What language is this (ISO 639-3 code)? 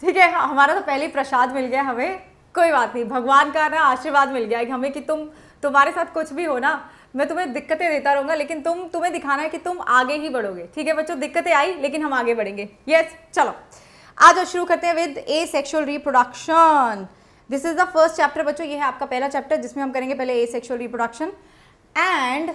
hin